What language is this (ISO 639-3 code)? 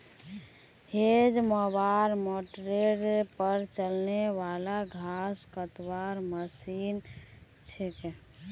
mag